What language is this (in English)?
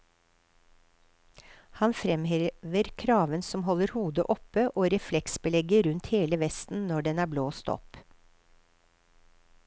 Norwegian